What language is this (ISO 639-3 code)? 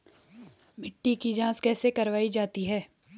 hin